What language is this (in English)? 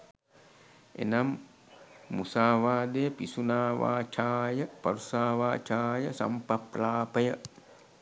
Sinhala